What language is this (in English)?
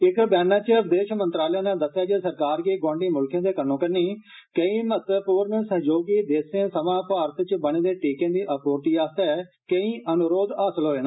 Dogri